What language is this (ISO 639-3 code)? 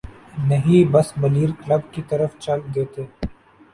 urd